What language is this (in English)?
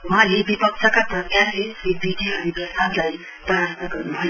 Nepali